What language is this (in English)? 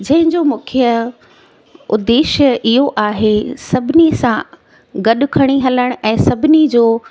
Sindhi